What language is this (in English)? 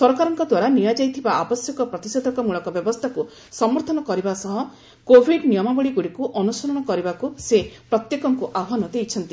Odia